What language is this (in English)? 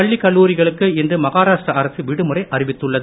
Tamil